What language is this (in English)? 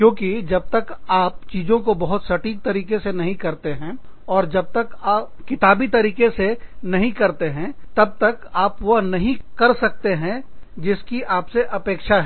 Hindi